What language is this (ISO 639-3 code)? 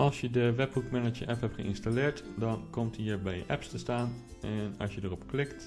nld